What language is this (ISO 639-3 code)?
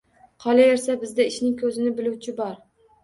uzb